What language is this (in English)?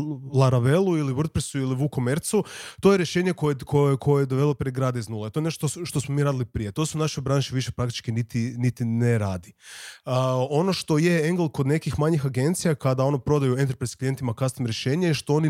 Croatian